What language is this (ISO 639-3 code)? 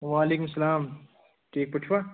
kas